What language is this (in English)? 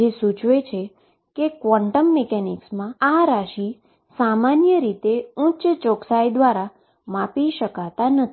Gujarati